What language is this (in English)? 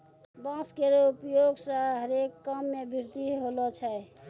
Maithili